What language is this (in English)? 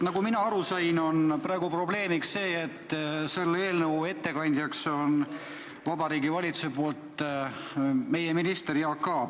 Estonian